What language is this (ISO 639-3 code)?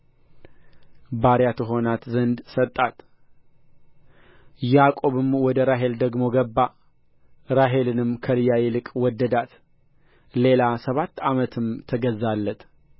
amh